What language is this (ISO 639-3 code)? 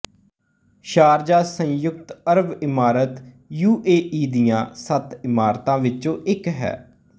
pan